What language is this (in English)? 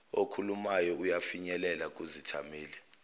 Zulu